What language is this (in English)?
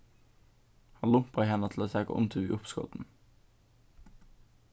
Faroese